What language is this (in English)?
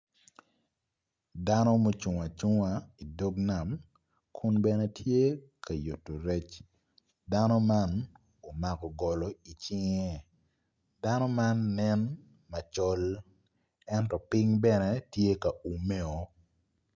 Acoli